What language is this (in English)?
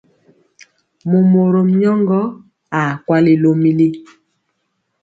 Mpiemo